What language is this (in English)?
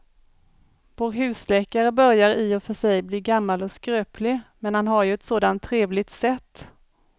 Swedish